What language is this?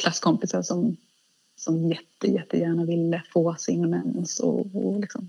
Swedish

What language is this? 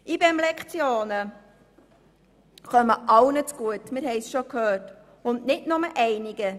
Swiss German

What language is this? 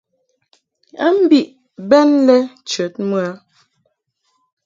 Mungaka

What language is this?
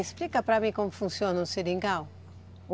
Portuguese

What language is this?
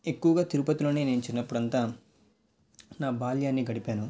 Telugu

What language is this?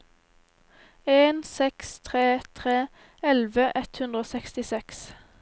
Norwegian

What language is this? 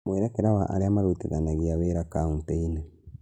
Kikuyu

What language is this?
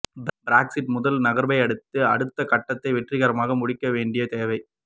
Tamil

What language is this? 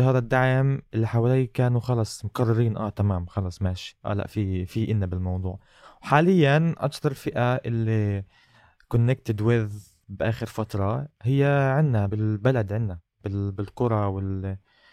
Arabic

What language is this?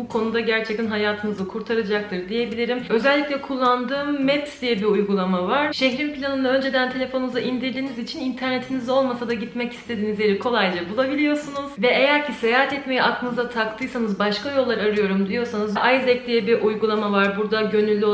Turkish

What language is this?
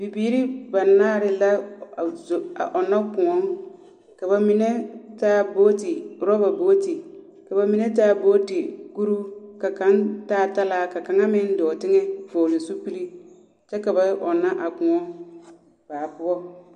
Southern Dagaare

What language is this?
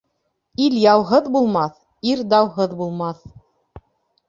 Bashkir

